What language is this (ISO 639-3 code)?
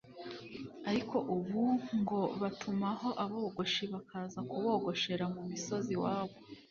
kin